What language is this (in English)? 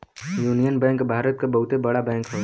Bhojpuri